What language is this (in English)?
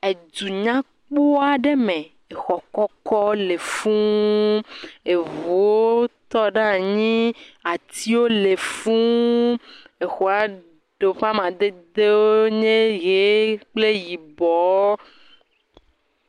Ewe